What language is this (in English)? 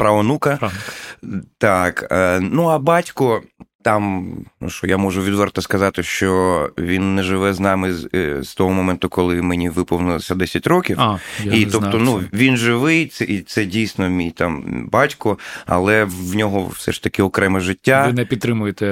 Ukrainian